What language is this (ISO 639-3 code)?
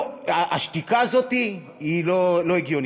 heb